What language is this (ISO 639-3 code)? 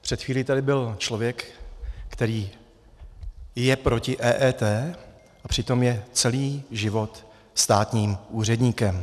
ces